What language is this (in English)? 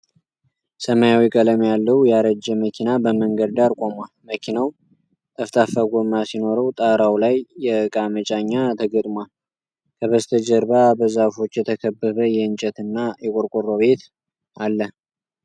Amharic